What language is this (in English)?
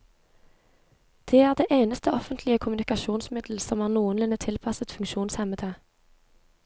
Norwegian